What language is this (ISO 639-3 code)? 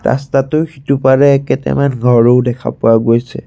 asm